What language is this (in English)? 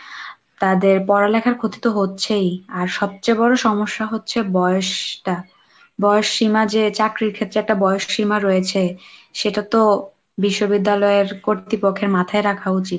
Bangla